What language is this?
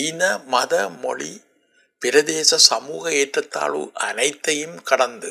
Tamil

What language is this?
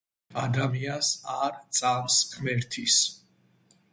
Georgian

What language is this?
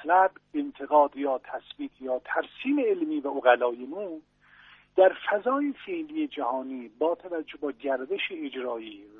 Persian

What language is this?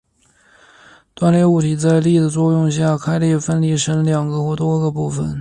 Chinese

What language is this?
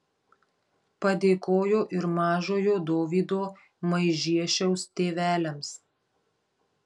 Lithuanian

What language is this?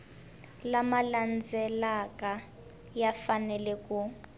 Tsonga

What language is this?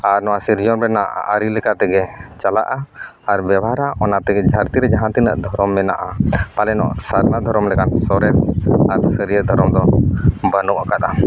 Santali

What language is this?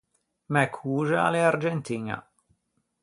Ligurian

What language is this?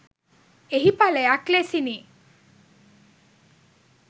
Sinhala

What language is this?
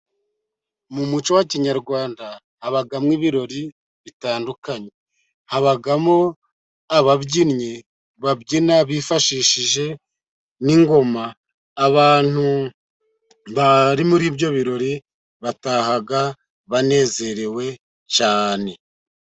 Kinyarwanda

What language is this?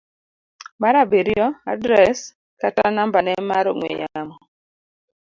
Luo (Kenya and Tanzania)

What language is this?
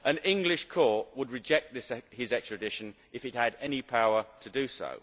English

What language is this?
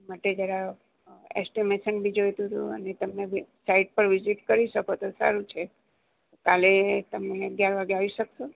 Gujarati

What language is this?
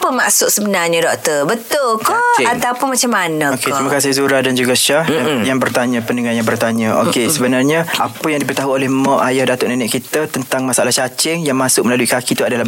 Malay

